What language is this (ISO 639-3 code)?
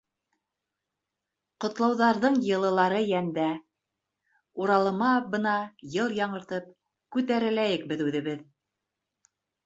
bak